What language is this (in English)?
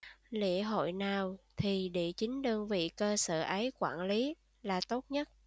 Vietnamese